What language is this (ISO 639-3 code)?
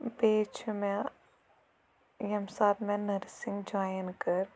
kas